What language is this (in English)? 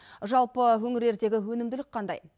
Kazakh